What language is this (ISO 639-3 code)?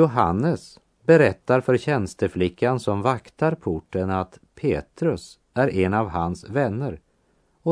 swe